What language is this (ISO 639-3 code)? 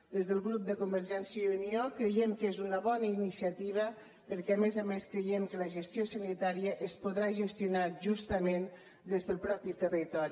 cat